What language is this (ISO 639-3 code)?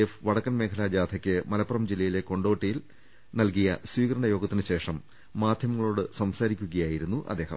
mal